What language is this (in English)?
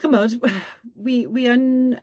Welsh